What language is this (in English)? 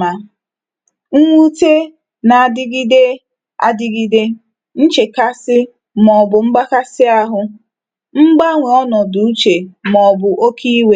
Igbo